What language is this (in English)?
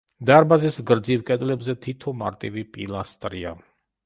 Georgian